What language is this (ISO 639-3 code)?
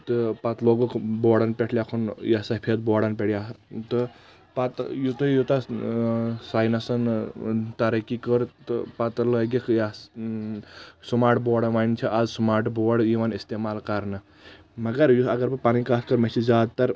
kas